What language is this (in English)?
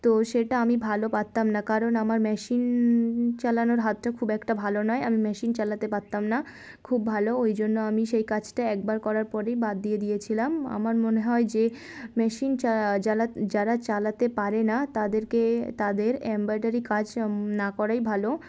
Bangla